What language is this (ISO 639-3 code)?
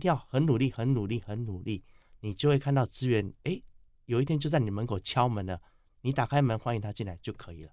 zho